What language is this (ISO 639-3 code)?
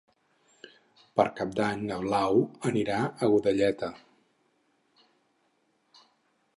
cat